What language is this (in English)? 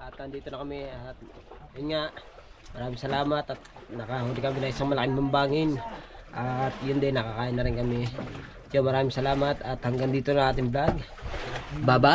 Filipino